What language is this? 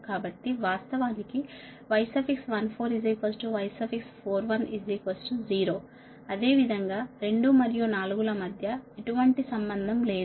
Telugu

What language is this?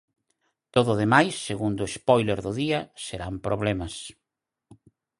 Galician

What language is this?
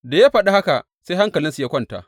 Hausa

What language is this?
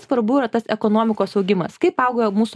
Lithuanian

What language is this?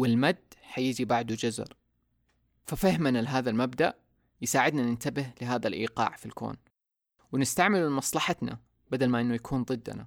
Arabic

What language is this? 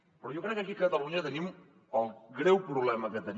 Catalan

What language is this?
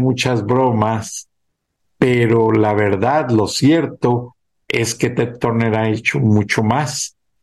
Spanish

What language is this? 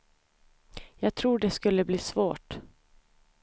Swedish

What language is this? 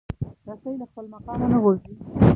Pashto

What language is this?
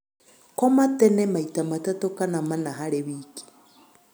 Kikuyu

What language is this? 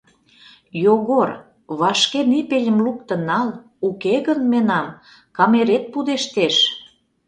Mari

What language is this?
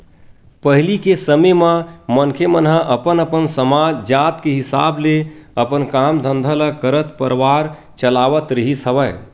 Chhattisgarhi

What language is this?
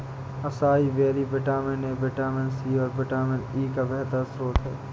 Hindi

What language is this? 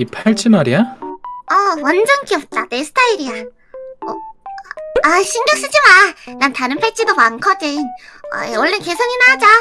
Korean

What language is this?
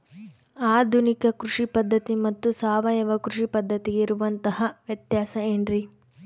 Kannada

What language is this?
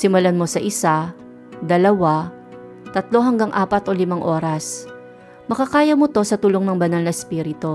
Filipino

